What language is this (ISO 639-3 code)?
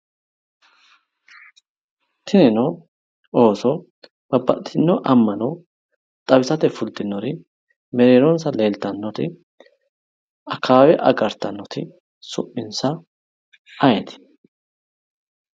sid